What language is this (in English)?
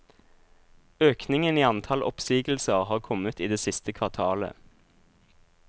Norwegian